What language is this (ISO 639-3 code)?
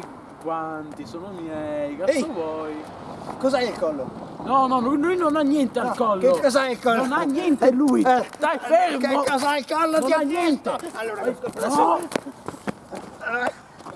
ita